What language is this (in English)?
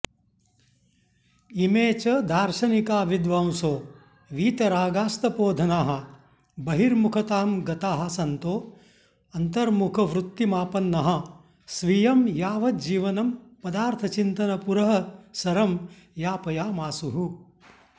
Sanskrit